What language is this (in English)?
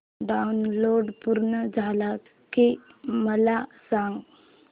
Marathi